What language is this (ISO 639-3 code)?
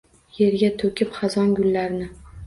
uzb